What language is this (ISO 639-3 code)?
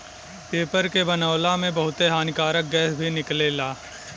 bho